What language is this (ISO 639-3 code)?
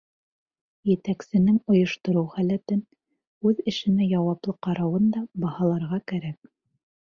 bak